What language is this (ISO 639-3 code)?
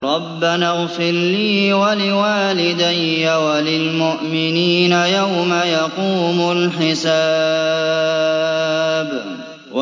ara